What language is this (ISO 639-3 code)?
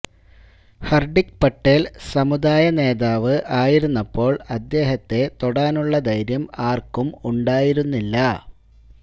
mal